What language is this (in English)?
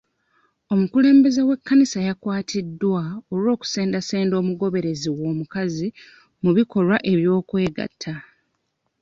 Ganda